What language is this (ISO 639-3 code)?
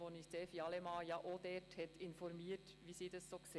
gsw